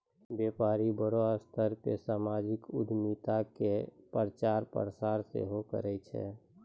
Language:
Maithili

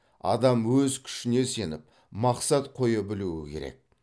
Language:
Kazakh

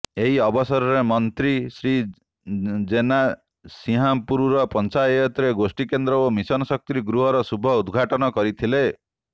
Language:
Odia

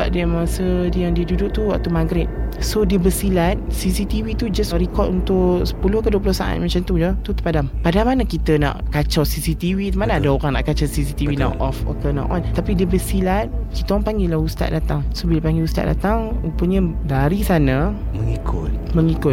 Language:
Malay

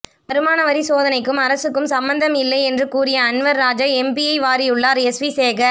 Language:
Tamil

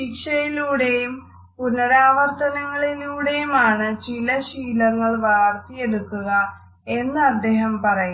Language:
Malayalam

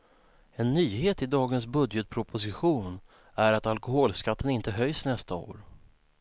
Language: Swedish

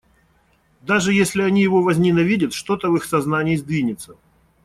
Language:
Russian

